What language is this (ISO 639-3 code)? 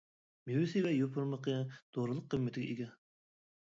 uig